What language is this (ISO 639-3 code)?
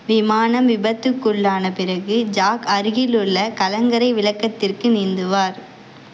tam